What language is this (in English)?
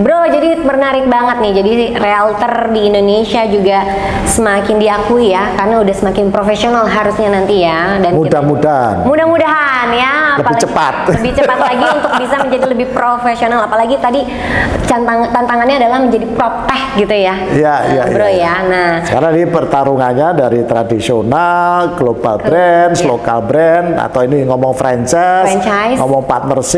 Indonesian